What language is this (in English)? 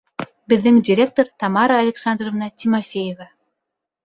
Bashkir